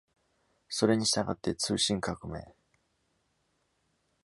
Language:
Japanese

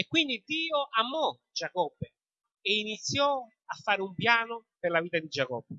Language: Italian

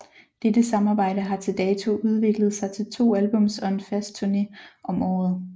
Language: Danish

